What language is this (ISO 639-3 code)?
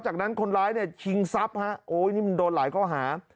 tha